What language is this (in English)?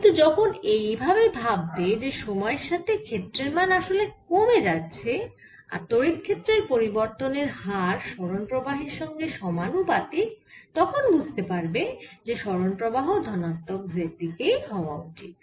Bangla